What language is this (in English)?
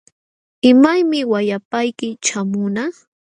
Jauja Wanca Quechua